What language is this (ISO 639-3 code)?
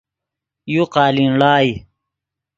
ydg